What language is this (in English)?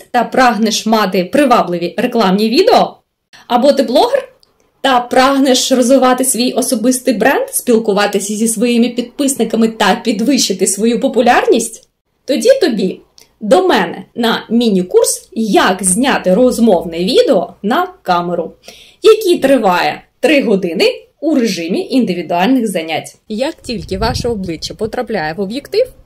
Ukrainian